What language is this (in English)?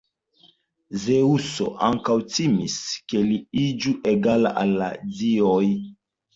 Esperanto